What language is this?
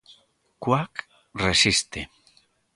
Galician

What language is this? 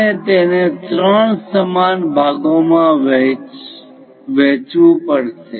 Gujarati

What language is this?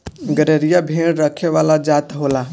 Bhojpuri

